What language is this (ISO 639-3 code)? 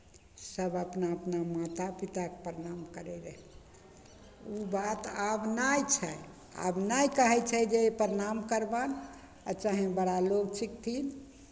mai